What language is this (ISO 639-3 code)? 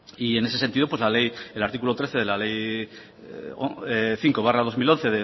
spa